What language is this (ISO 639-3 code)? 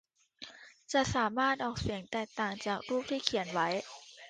tha